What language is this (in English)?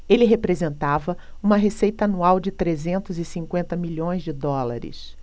Portuguese